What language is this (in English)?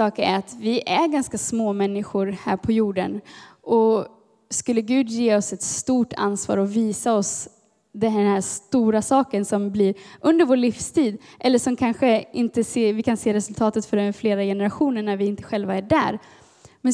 Swedish